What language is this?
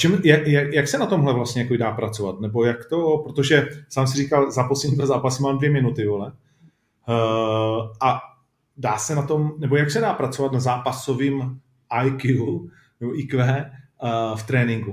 Czech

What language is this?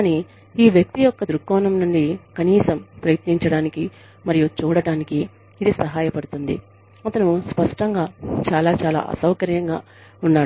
Telugu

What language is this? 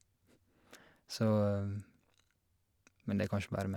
Norwegian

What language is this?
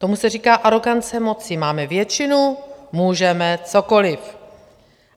Czech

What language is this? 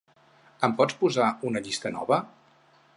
Catalan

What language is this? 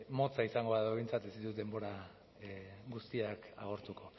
Basque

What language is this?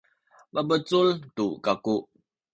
Sakizaya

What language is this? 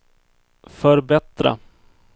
Swedish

